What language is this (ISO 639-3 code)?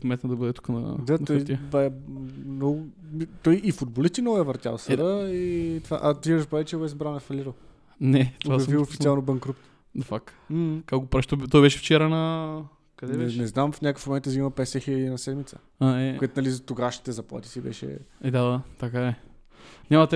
bul